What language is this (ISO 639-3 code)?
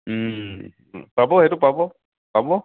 asm